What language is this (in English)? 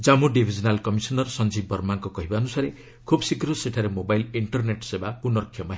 Odia